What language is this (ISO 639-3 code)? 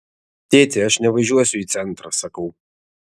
lit